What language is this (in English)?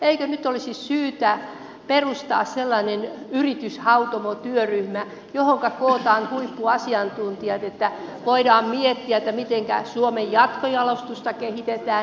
Finnish